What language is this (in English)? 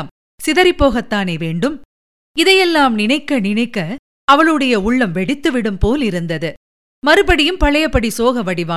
Tamil